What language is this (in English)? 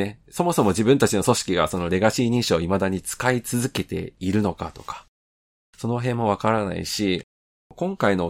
Japanese